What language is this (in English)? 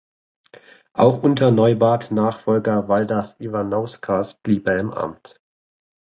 German